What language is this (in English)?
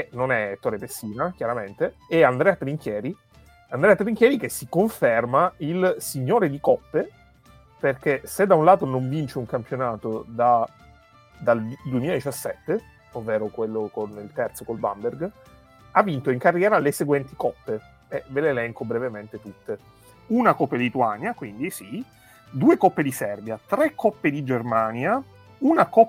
Italian